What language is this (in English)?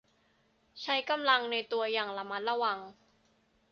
Thai